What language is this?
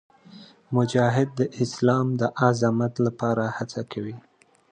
Pashto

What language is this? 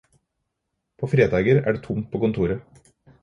Norwegian Bokmål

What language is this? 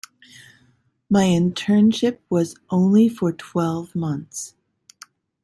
English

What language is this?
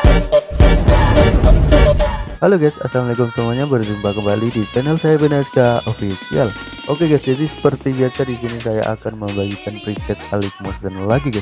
Indonesian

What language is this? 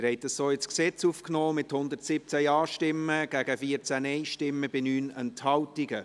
Swiss German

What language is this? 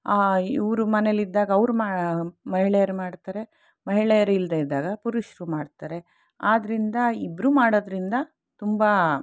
Kannada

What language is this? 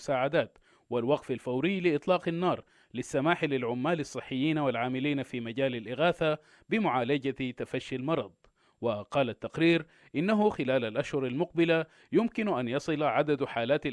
Arabic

